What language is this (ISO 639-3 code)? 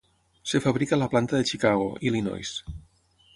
cat